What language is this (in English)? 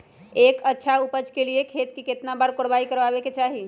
Magahi